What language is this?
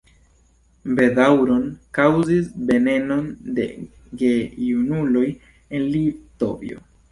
Esperanto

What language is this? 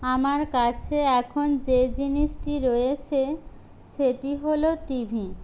Bangla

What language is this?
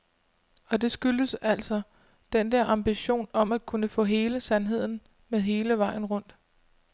Danish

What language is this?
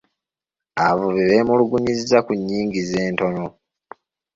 Ganda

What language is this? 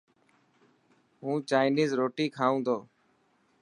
Dhatki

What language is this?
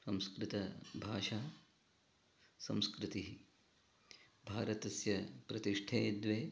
Sanskrit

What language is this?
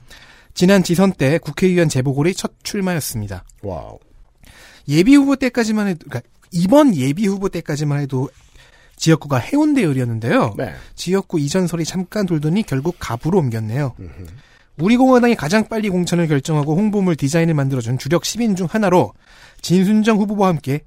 Korean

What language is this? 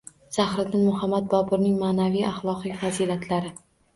Uzbek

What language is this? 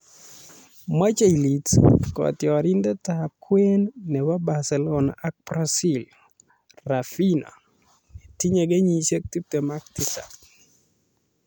Kalenjin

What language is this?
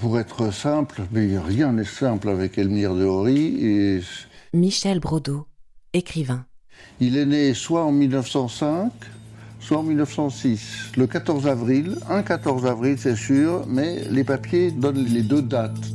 French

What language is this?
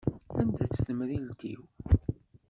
Kabyle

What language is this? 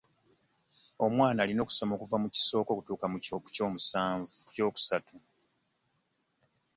Ganda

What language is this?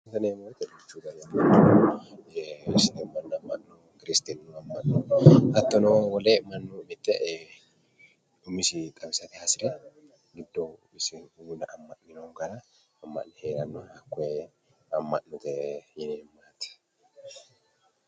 Sidamo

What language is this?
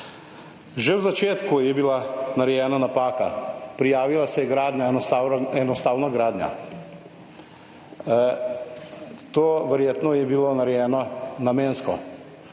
Slovenian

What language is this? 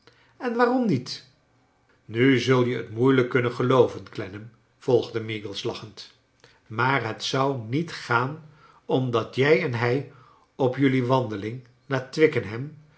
Dutch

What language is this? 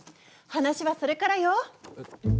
Japanese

